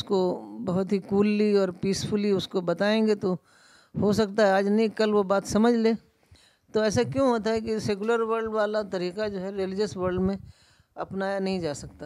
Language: Urdu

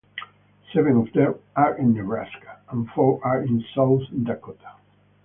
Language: English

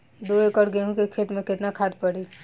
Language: Bhojpuri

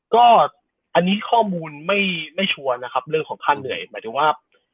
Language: Thai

